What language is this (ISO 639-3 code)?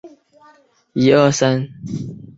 zho